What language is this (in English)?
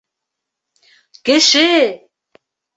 Bashkir